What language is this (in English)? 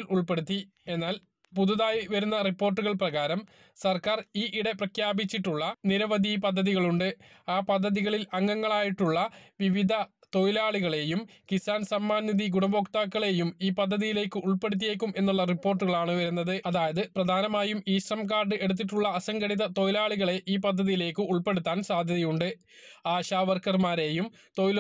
Malayalam